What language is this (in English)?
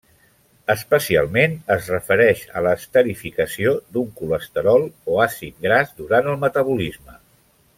Catalan